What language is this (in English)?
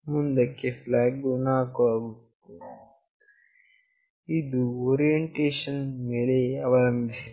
Kannada